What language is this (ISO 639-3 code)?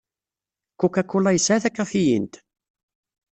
kab